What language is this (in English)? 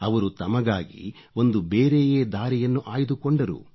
Kannada